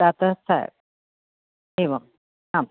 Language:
Sanskrit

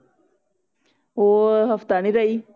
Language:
Punjabi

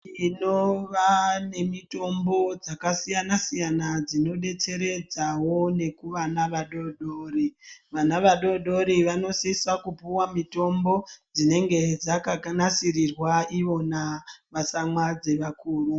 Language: Ndau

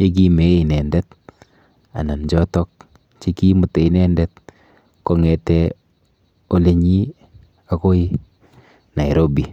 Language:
Kalenjin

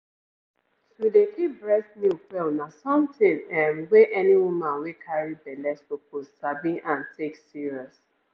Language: Nigerian Pidgin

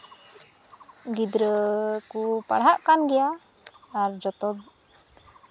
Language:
Santali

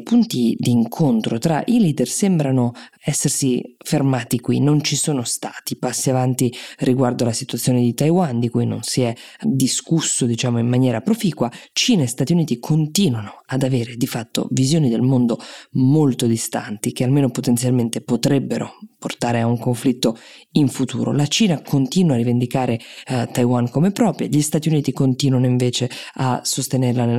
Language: Italian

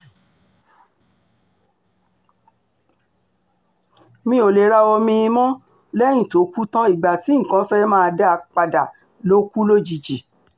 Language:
Yoruba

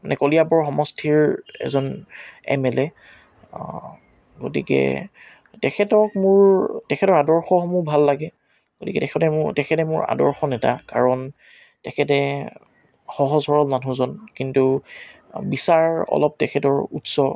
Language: Assamese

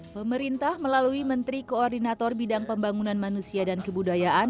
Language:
Indonesian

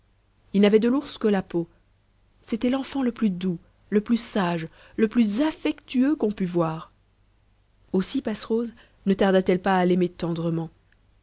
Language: French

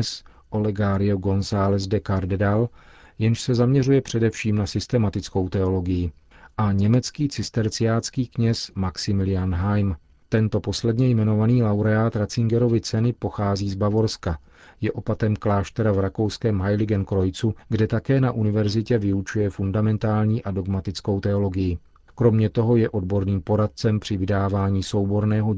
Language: Czech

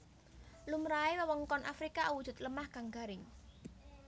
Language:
Javanese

